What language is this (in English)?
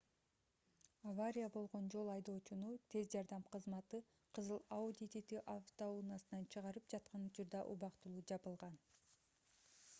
Kyrgyz